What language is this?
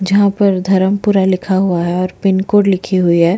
Hindi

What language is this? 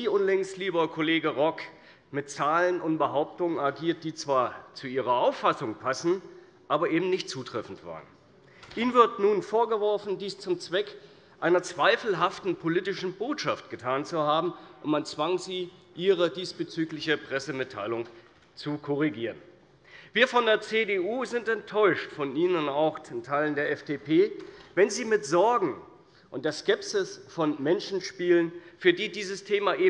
German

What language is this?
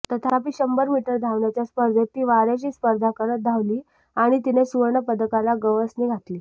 Marathi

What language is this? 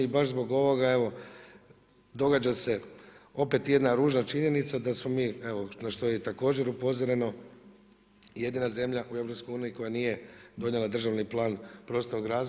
Croatian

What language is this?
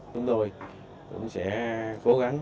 Vietnamese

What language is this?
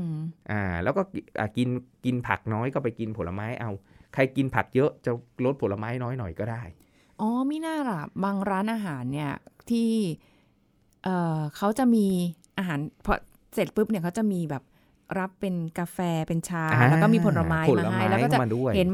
Thai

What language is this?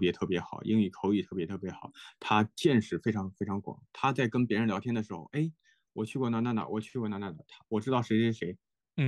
Chinese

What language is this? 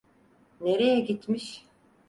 Turkish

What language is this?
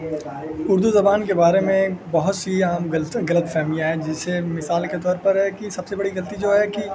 Urdu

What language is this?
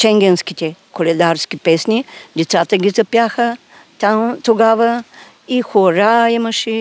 Bulgarian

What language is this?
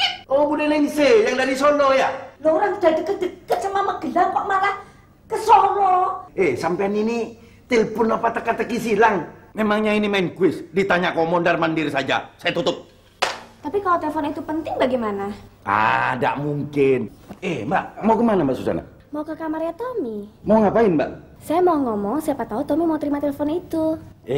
Indonesian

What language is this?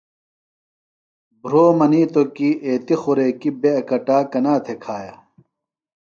Phalura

